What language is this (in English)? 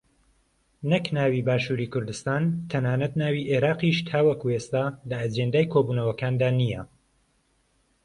Central Kurdish